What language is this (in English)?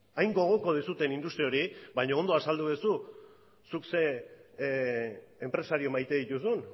Basque